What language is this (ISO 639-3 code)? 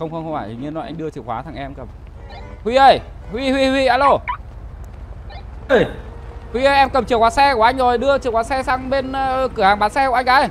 vie